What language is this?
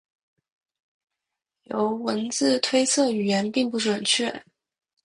Chinese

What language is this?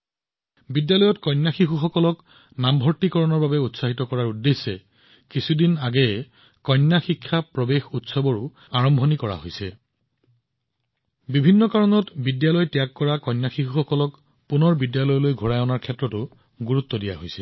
Assamese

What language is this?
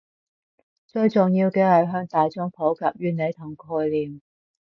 Cantonese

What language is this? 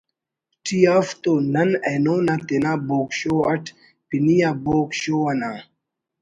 Brahui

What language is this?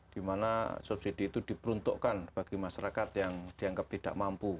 Indonesian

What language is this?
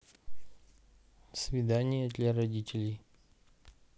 Russian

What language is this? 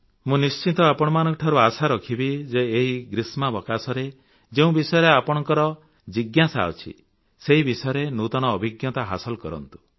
Odia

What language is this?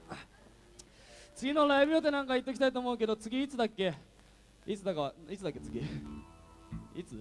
Japanese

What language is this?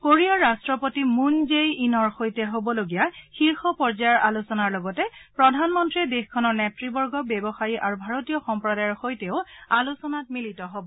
Assamese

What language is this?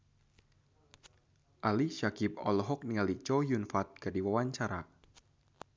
Sundanese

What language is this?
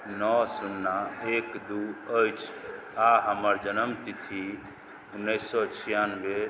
Maithili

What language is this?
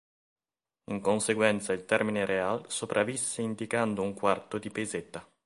Italian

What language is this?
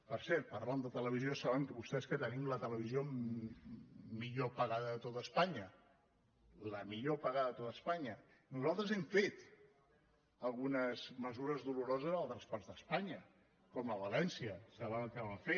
Catalan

